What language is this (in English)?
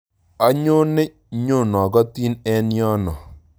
Kalenjin